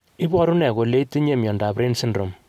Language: Kalenjin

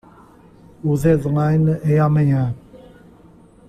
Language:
Portuguese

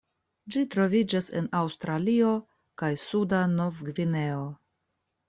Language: Esperanto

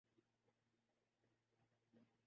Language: Urdu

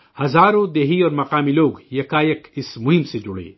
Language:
Urdu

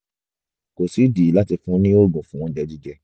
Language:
Yoruba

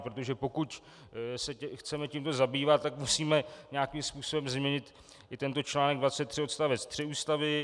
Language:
Czech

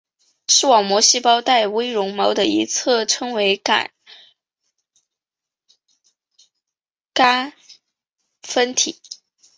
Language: Chinese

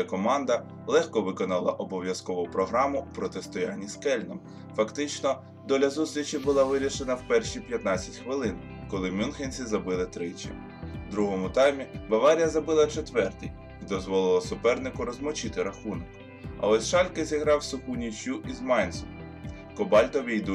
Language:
Ukrainian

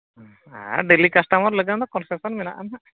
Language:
Santali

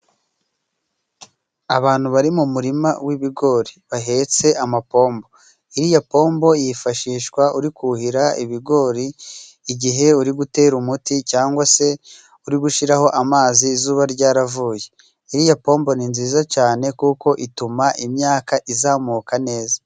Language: Kinyarwanda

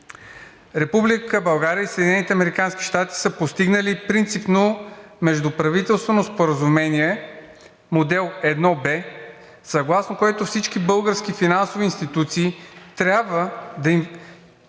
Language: Bulgarian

